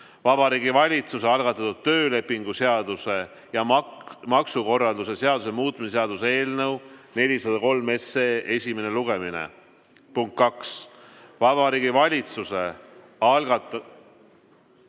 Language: Estonian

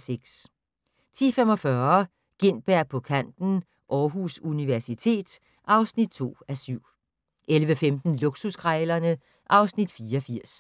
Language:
Danish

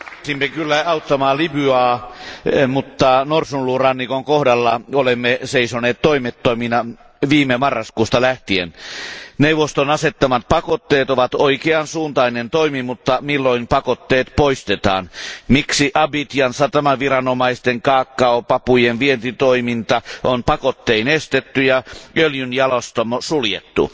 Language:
Finnish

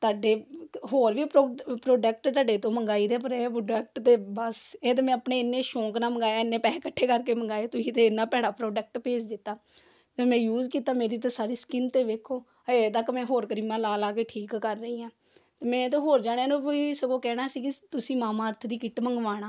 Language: Punjabi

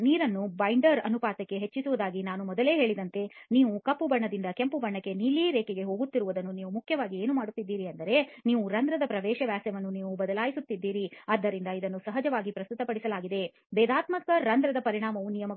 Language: Kannada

